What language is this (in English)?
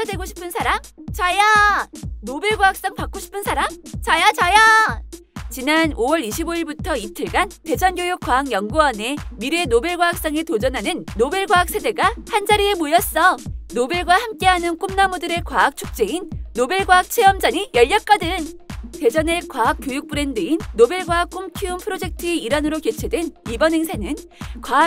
Korean